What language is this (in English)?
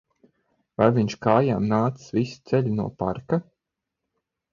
Latvian